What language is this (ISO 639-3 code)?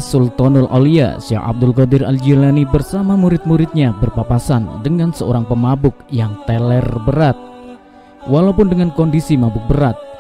ind